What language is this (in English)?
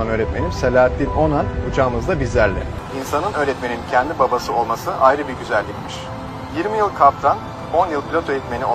Turkish